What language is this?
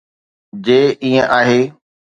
Sindhi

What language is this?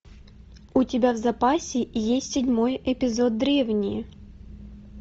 Russian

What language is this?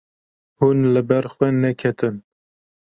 Kurdish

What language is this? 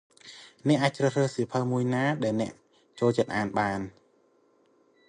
Khmer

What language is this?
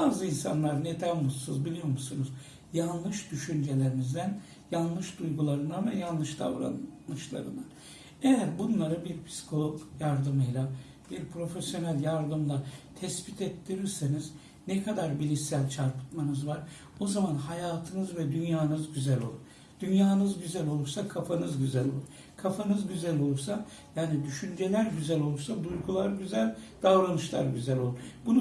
Turkish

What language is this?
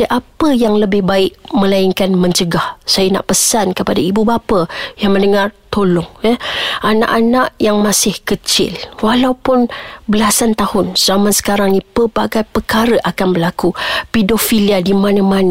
Malay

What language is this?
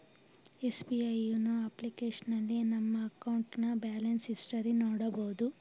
Kannada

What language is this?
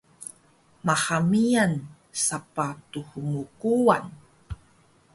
Taroko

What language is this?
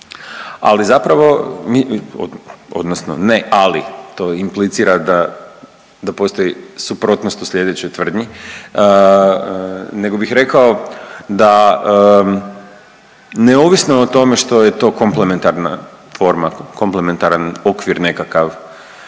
Croatian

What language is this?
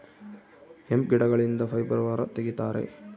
Kannada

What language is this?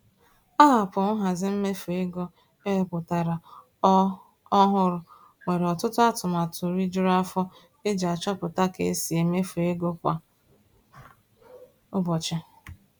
Igbo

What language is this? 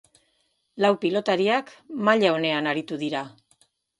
Basque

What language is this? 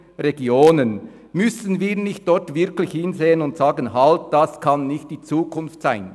Swiss German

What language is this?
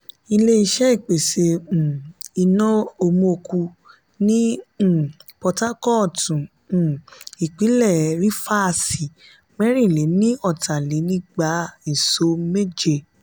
Yoruba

